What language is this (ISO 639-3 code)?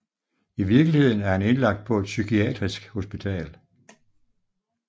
dan